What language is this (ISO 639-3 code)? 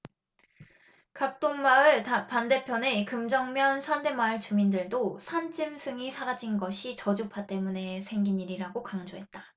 kor